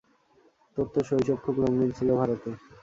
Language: Bangla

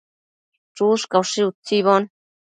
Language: Matsés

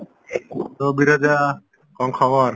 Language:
Odia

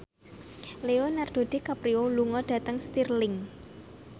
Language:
Javanese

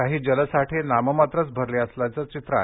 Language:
Marathi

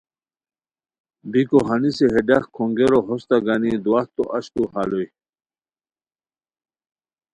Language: Khowar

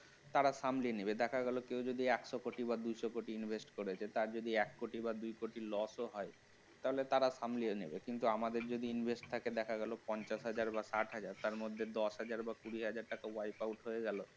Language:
Bangla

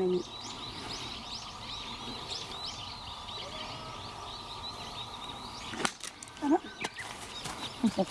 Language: Japanese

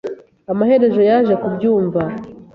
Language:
Kinyarwanda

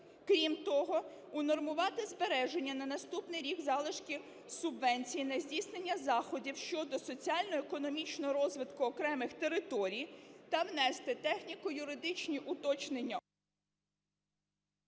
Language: Ukrainian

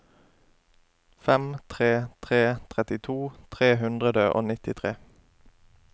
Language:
Norwegian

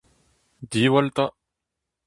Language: Breton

